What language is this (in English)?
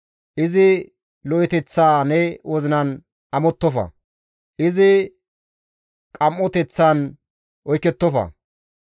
Gamo